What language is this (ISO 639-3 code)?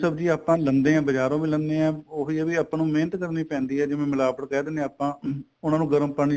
pan